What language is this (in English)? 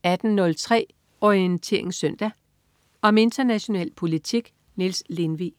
Danish